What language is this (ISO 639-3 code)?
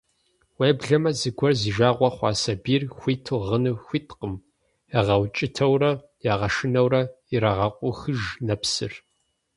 kbd